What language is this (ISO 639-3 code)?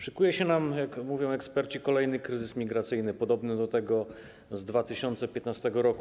pol